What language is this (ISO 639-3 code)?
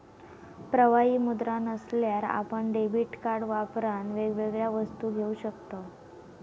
mar